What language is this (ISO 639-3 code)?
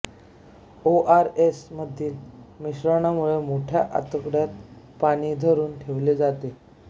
mar